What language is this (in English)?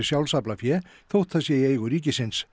Icelandic